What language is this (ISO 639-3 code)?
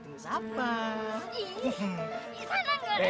ind